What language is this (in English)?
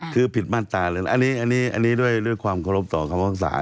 Thai